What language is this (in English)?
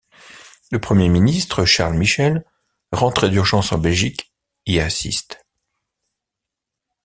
French